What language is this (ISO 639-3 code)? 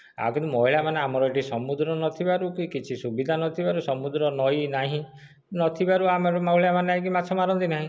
ori